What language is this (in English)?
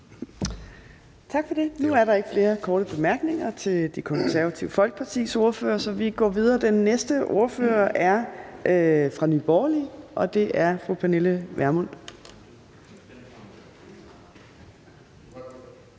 Danish